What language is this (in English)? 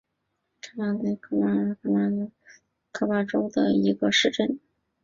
Chinese